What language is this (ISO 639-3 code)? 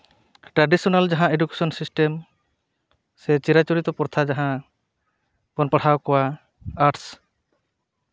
sat